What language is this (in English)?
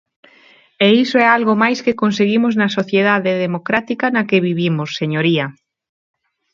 Galician